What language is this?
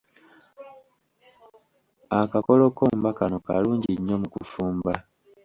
Ganda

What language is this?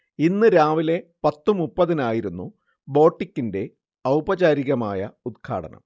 Malayalam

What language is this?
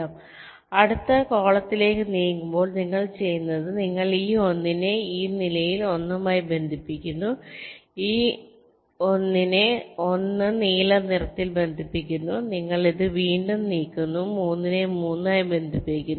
Malayalam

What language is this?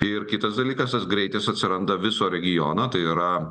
Lithuanian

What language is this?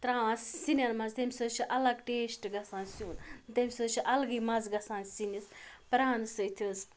Kashmiri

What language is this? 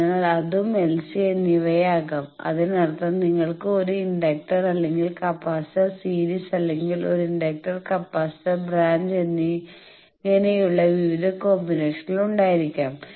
Malayalam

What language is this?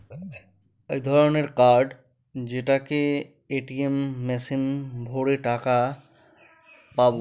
Bangla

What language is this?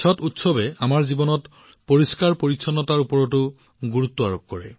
Assamese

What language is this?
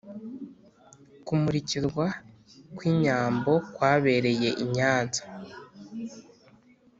Kinyarwanda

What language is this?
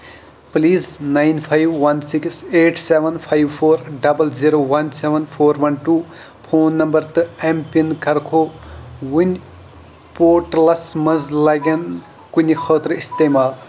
Kashmiri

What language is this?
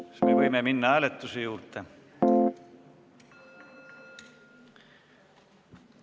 Estonian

